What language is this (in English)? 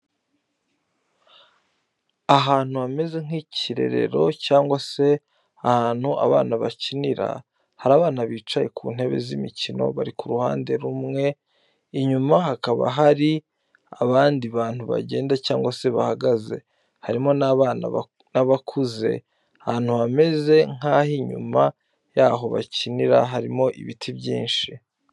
Kinyarwanda